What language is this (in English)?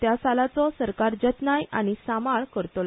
Konkani